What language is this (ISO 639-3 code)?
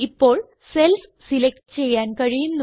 mal